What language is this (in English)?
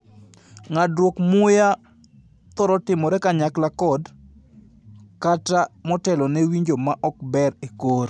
Luo (Kenya and Tanzania)